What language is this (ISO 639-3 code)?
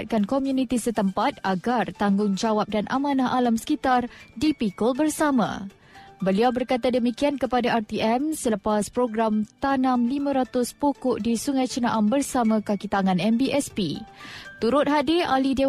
msa